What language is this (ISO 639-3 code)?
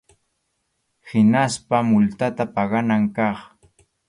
qxu